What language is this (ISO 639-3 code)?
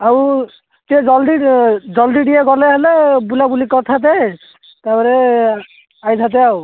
ori